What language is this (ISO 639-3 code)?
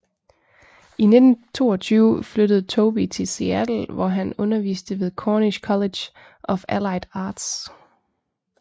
dan